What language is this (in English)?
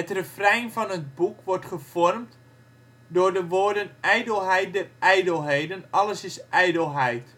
Dutch